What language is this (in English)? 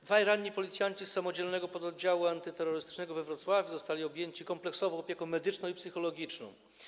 Polish